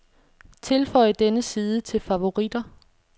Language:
Danish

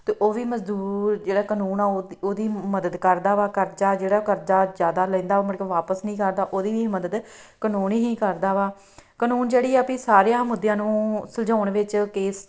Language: Punjabi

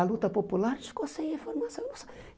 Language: Portuguese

